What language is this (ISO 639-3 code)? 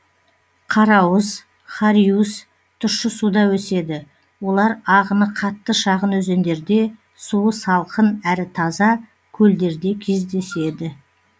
kaz